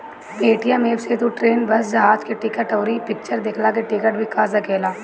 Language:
Bhojpuri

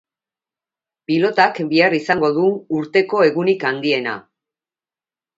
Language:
Basque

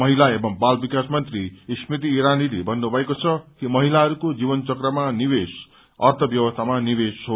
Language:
Nepali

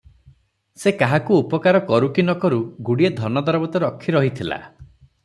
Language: Odia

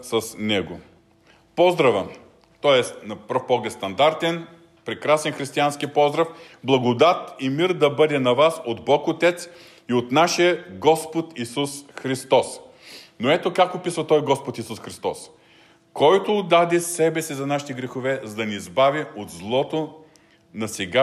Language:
Bulgarian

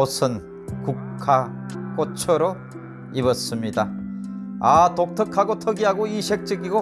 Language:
Korean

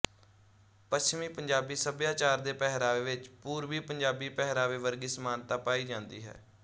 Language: Punjabi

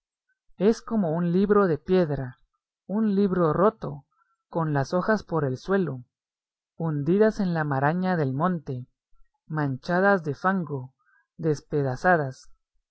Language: Spanish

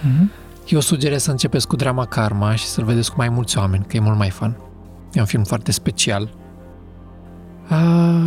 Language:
Romanian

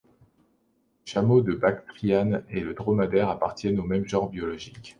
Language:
French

